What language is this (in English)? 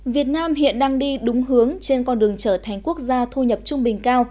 Vietnamese